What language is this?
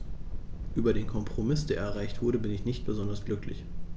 German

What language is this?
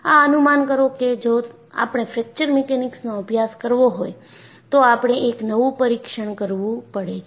Gujarati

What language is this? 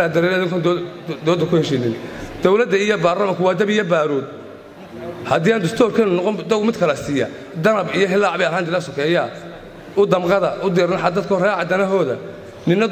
Arabic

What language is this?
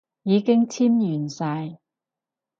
Cantonese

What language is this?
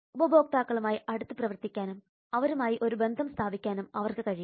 Malayalam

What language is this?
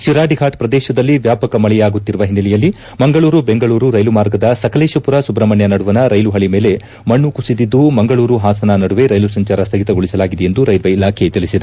Kannada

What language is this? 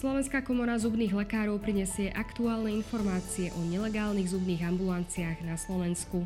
Slovak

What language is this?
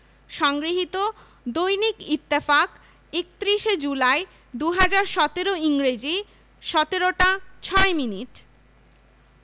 Bangla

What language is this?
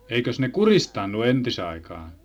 Finnish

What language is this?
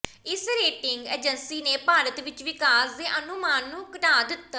Punjabi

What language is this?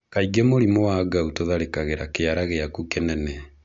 Kikuyu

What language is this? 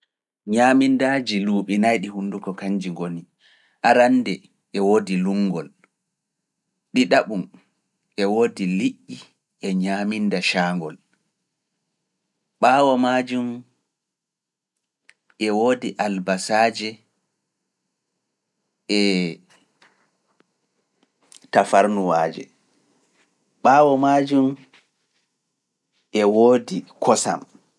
Fula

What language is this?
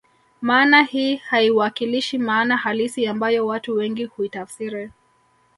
Swahili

